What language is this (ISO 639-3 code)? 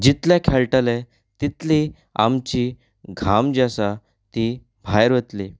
kok